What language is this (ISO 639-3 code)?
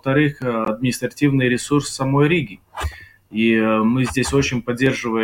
rus